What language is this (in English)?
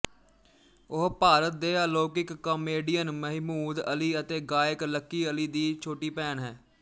Punjabi